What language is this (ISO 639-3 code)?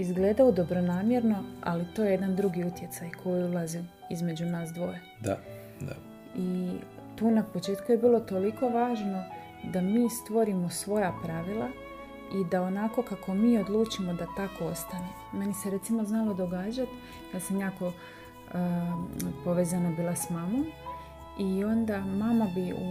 hrv